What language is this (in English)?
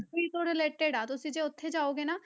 Punjabi